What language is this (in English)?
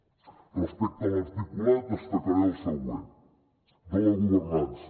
Catalan